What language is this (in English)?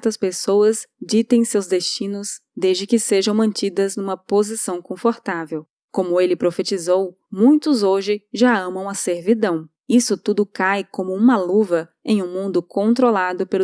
Portuguese